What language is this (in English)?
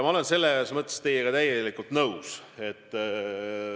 Estonian